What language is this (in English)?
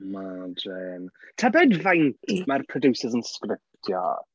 Welsh